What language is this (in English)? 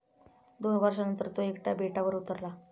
Marathi